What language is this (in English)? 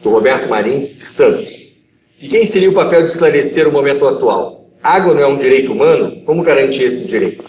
Portuguese